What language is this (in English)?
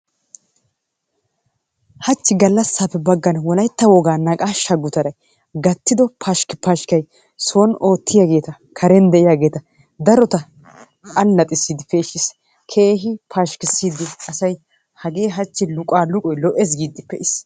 Wolaytta